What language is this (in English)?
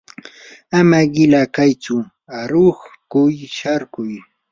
Yanahuanca Pasco Quechua